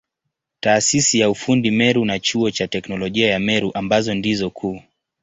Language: Swahili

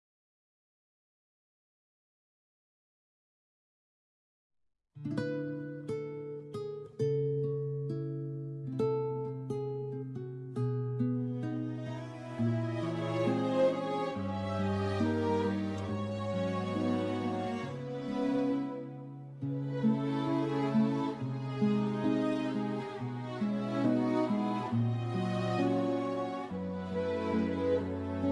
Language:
Indonesian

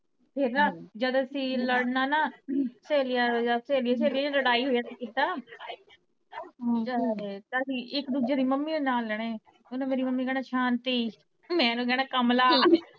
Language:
Punjabi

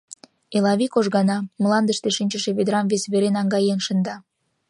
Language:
Mari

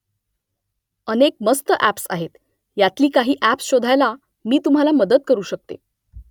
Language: Marathi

